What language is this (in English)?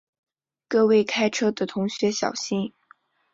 Chinese